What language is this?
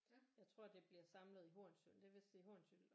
Danish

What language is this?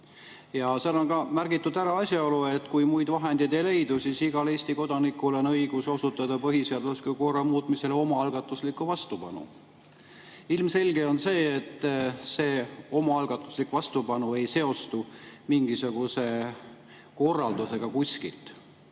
Estonian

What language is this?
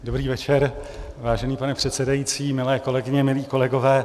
Czech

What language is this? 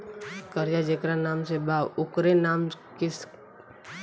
Bhojpuri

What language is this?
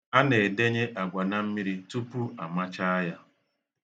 Igbo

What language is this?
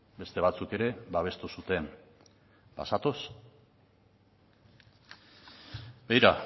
Basque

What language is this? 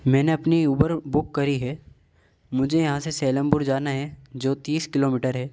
Urdu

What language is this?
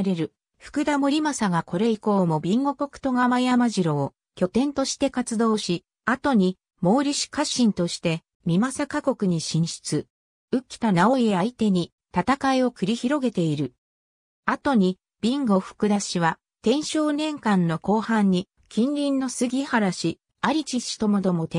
Japanese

